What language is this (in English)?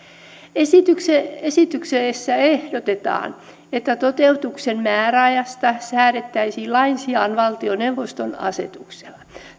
Finnish